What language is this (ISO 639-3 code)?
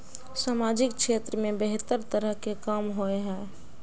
mag